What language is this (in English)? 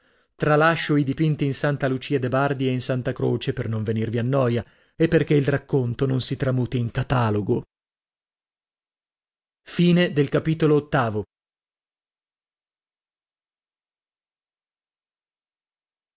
Italian